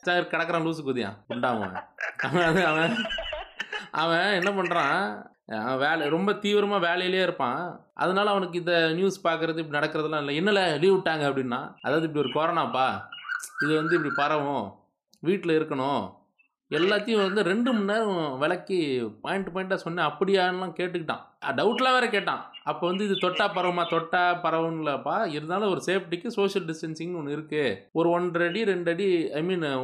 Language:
Tamil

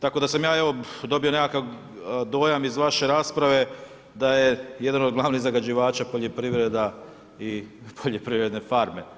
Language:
Croatian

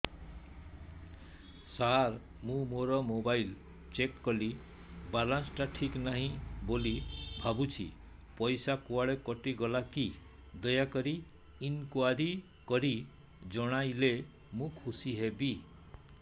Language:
Odia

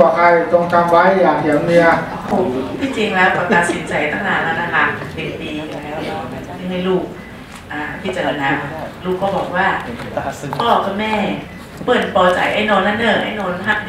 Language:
Thai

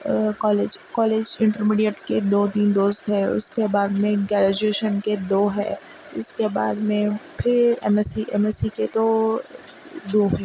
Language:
Urdu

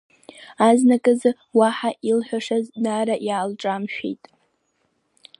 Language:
Abkhazian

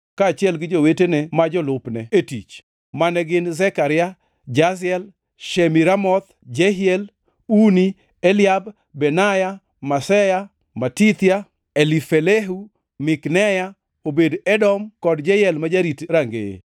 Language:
Luo (Kenya and Tanzania)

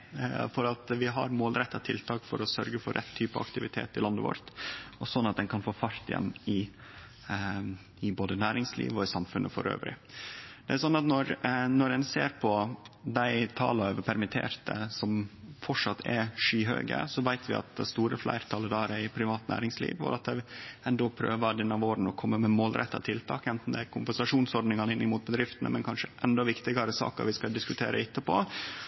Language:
Norwegian Nynorsk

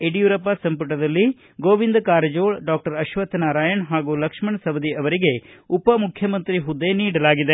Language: Kannada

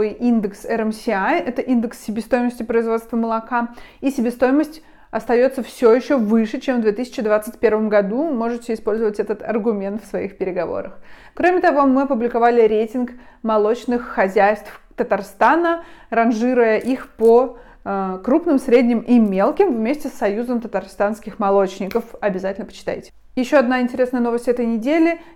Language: Russian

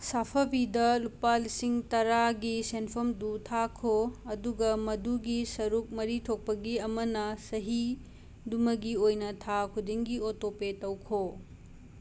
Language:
Manipuri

